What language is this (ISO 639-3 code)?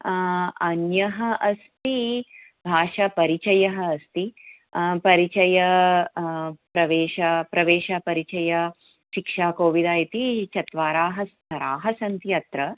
san